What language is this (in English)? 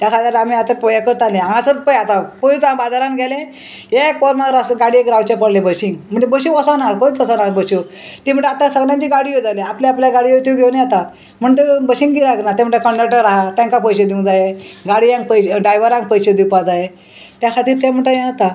Konkani